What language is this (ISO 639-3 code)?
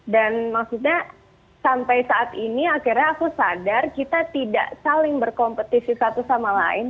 ind